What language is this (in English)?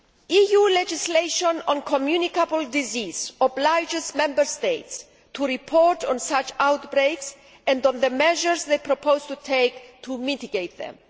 English